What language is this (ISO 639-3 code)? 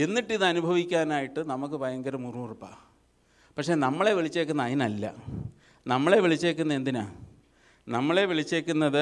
mal